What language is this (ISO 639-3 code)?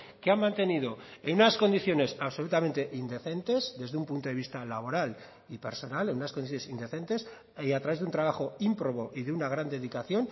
spa